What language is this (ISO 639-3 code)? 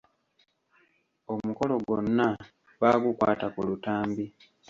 lug